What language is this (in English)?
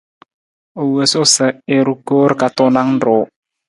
Nawdm